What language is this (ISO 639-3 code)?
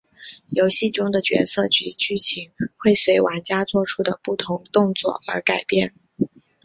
zho